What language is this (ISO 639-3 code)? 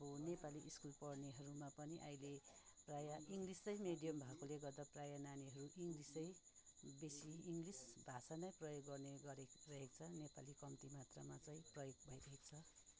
nep